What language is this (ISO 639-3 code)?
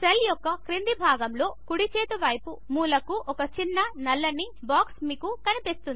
tel